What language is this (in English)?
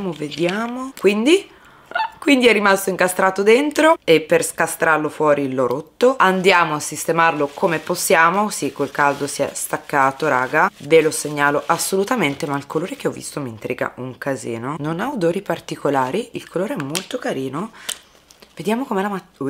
Italian